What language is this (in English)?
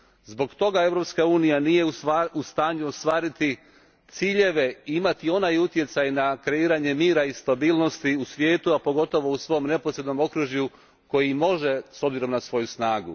Croatian